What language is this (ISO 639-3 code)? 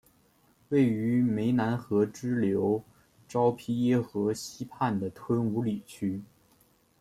zho